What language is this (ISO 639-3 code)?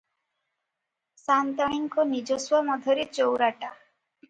ori